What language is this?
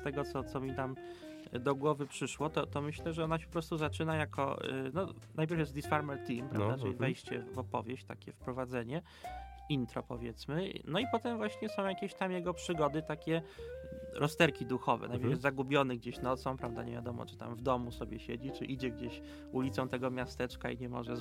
Polish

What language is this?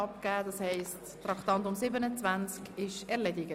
Swiss German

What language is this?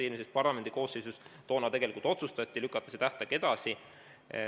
Estonian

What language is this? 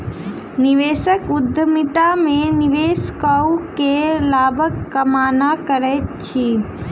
Maithili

